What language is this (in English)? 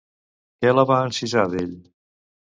Catalan